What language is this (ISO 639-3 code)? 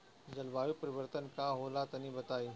bho